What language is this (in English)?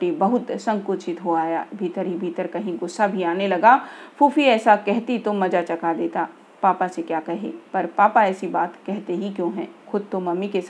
Hindi